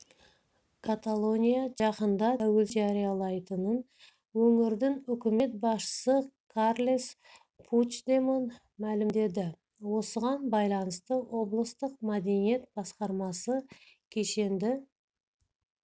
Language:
Kazakh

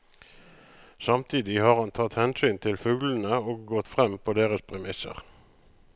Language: Norwegian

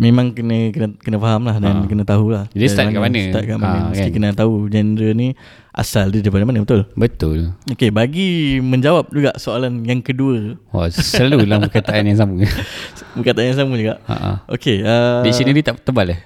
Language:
Malay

